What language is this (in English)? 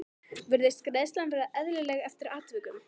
Icelandic